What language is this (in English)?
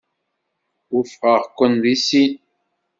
Kabyle